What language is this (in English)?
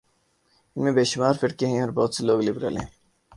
Urdu